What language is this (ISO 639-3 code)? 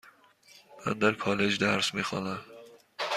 fas